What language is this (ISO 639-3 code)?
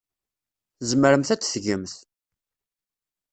kab